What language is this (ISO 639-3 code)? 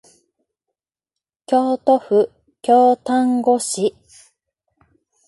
jpn